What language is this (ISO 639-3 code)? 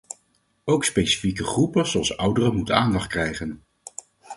nld